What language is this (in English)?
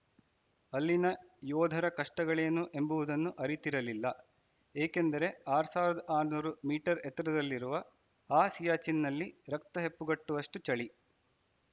Kannada